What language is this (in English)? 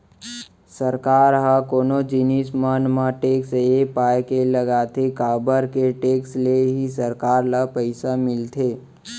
Chhattisgarhi